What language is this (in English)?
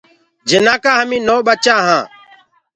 Gurgula